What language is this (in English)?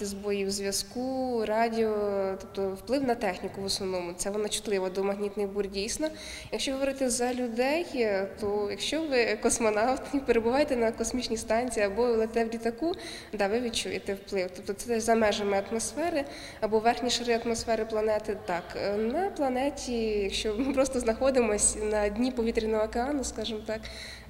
Ukrainian